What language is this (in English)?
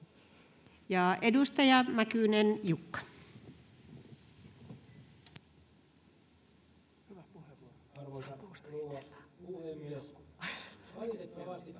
Finnish